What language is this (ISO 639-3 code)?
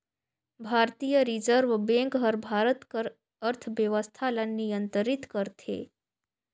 hne